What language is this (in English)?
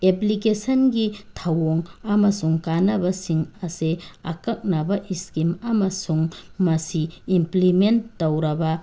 Manipuri